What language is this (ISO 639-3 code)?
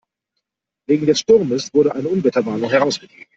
deu